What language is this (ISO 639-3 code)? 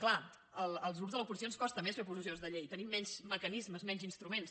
cat